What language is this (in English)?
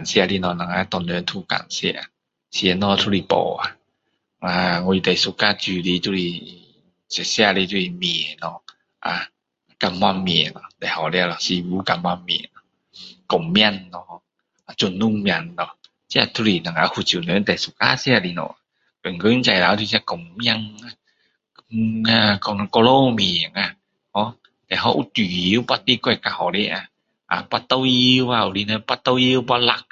Min Dong Chinese